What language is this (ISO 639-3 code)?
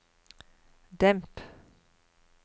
nor